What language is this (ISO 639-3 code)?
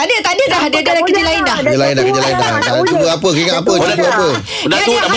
msa